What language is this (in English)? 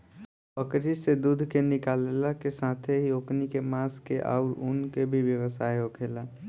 Bhojpuri